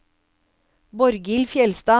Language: Norwegian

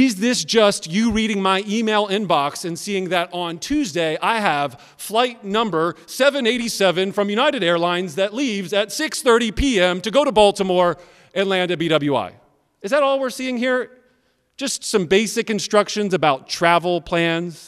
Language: English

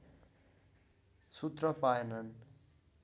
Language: Nepali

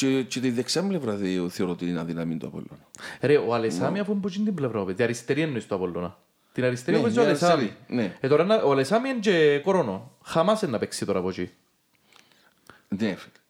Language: Greek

